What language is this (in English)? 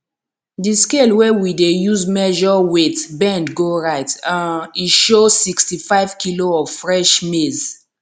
Nigerian Pidgin